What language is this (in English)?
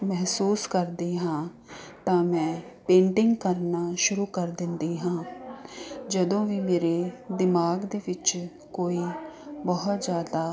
Punjabi